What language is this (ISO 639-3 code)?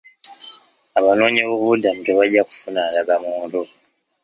lug